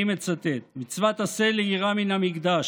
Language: Hebrew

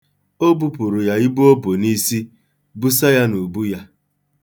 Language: Igbo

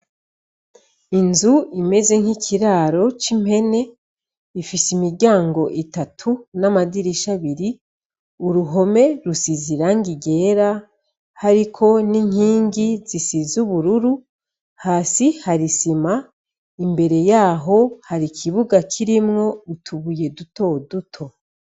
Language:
Rundi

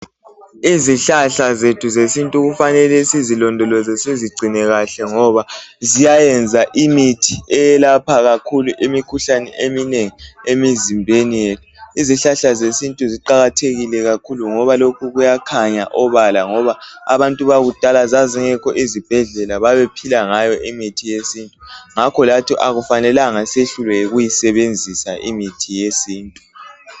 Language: North Ndebele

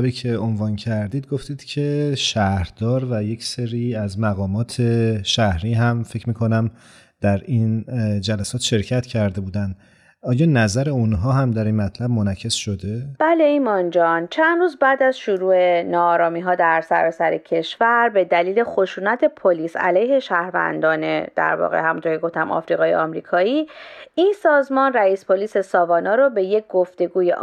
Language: Persian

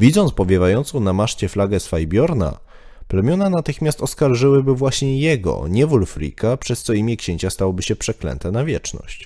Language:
Polish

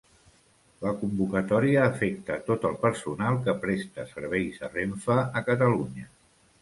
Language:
Catalan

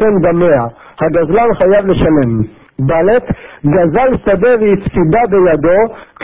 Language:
Hebrew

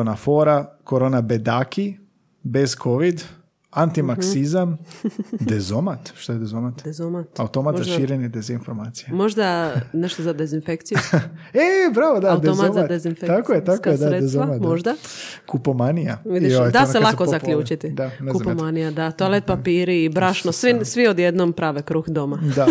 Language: Croatian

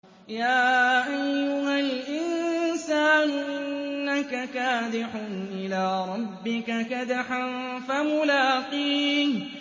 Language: Arabic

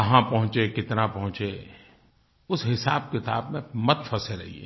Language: Hindi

